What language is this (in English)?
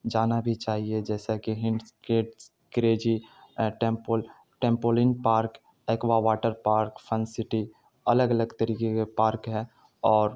Urdu